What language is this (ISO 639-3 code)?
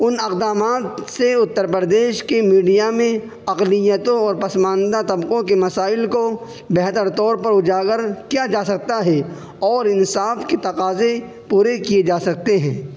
urd